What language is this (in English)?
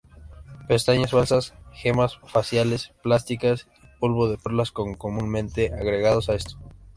Spanish